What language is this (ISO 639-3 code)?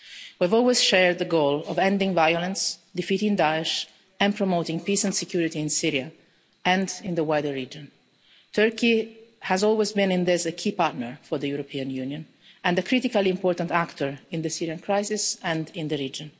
eng